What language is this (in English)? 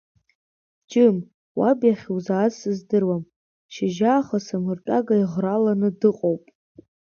Abkhazian